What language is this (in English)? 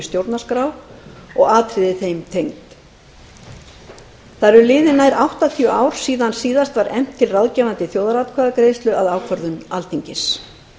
Icelandic